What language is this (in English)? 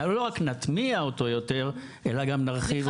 Hebrew